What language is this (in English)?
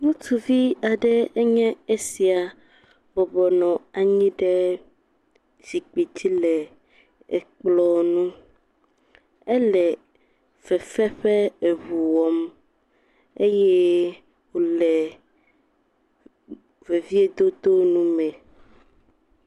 Ewe